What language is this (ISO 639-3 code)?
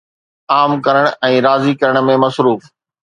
snd